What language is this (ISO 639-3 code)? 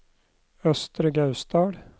nor